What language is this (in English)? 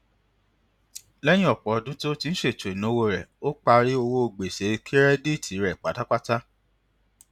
Yoruba